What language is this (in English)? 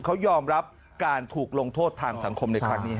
Thai